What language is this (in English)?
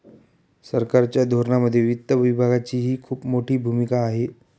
Marathi